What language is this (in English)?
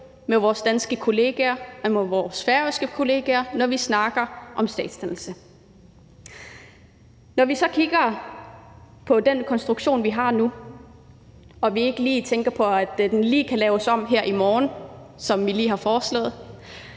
Danish